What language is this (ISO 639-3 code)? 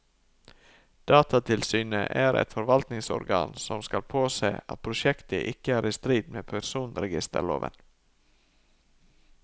nor